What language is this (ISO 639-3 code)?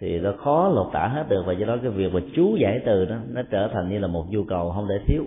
vie